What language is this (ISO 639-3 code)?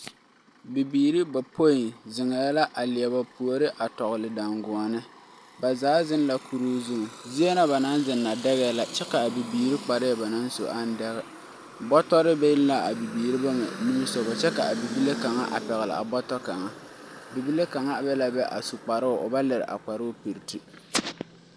dga